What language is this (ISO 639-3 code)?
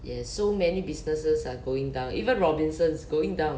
eng